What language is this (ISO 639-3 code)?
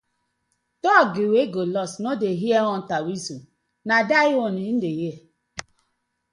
pcm